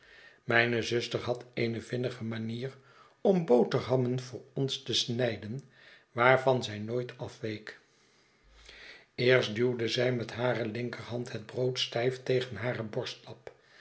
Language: Dutch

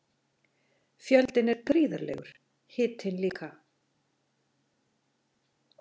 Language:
Icelandic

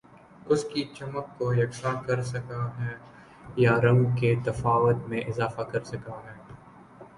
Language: Urdu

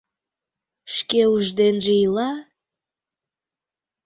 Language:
Mari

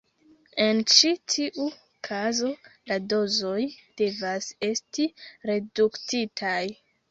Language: Esperanto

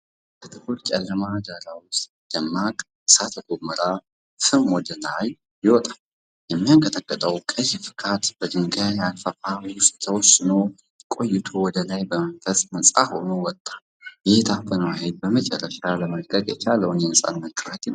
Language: Amharic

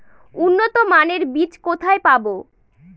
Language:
Bangla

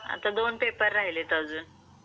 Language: Marathi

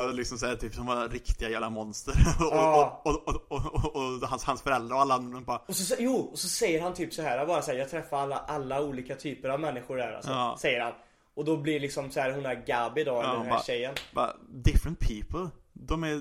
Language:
Swedish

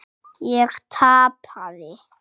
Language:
Icelandic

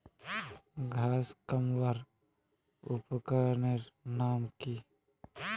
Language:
Magahi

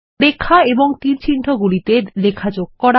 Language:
Bangla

